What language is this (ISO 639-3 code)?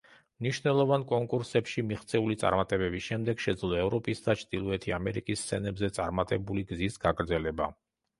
kat